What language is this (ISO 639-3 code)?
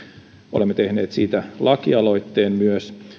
fin